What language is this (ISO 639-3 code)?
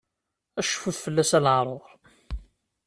kab